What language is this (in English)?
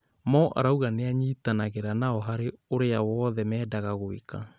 Kikuyu